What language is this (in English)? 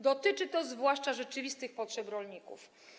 Polish